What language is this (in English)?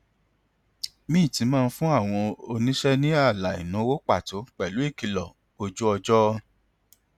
Yoruba